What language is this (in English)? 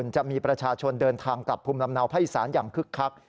Thai